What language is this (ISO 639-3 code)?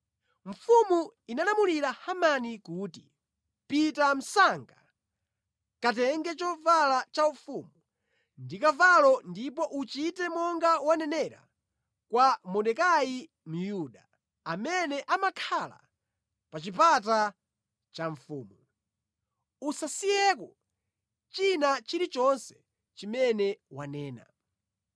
nya